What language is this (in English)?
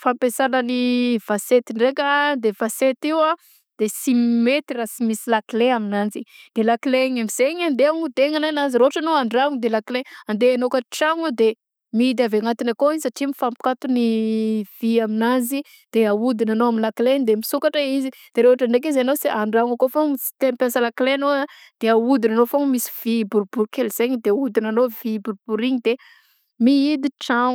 Southern Betsimisaraka Malagasy